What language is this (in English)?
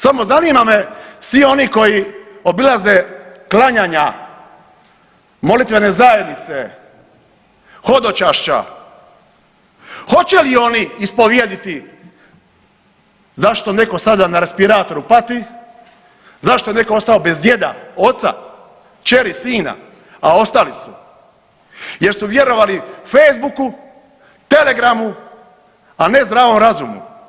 Croatian